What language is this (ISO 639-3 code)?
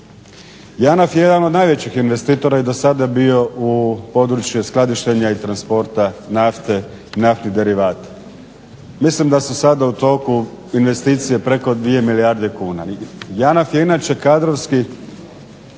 hrv